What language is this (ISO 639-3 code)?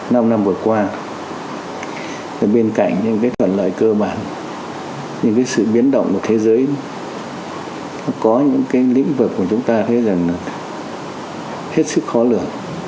vie